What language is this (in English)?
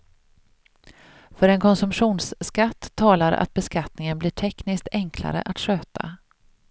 Swedish